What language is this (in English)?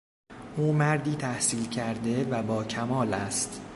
Persian